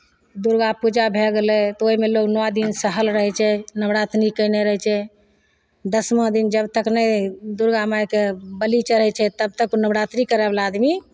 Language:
Maithili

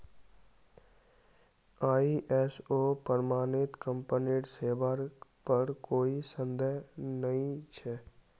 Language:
Magahi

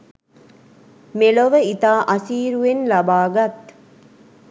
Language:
Sinhala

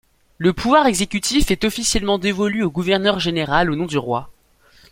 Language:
French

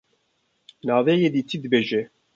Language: Kurdish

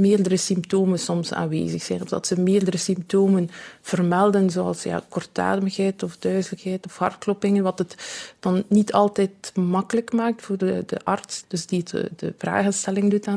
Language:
Dutch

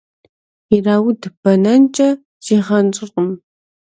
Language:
Kabardian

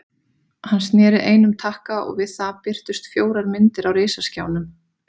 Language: Icelandic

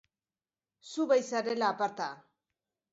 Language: Basque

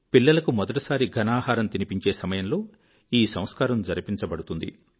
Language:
Telugu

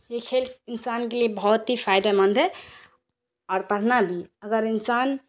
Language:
Urdu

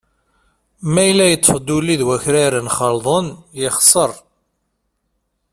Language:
Kabyle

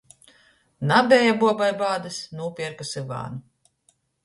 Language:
Latgalian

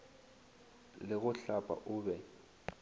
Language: Northern Sotho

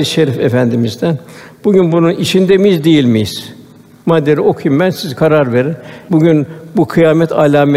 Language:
Turkish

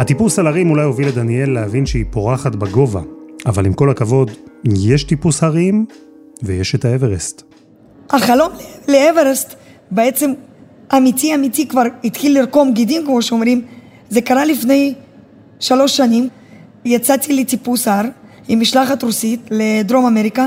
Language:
Hebrew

